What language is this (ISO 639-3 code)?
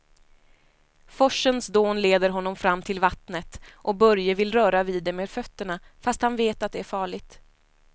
swe